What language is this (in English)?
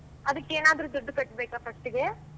Kannada